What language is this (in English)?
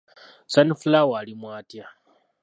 Ganda